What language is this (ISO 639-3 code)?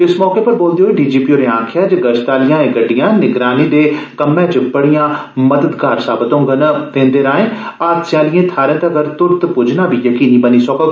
doi